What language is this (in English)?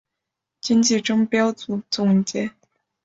Chinese